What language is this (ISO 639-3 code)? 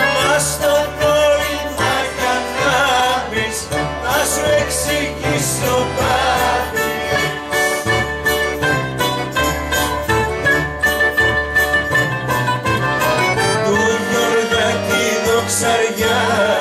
ron